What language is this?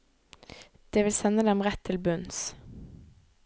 Norwegian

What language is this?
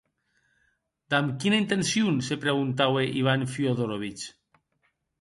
Occitan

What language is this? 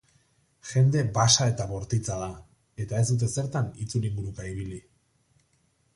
Basque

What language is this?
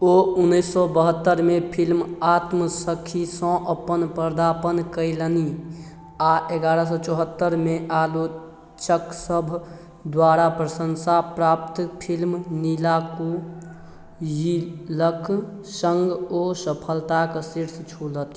Maithili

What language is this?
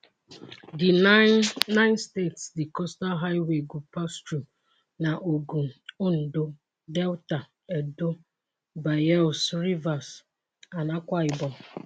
Nigerian Pidgin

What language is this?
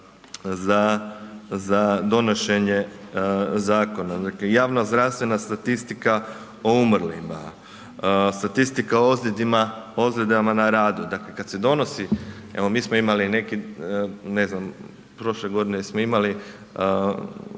Croatian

